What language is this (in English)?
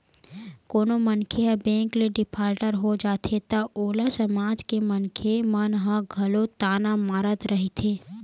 Chhattisgarhi